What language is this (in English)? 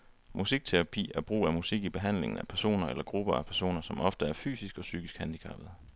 Danish